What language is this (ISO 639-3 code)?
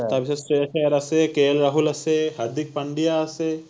asm